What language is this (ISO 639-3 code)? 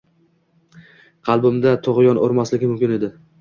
uzb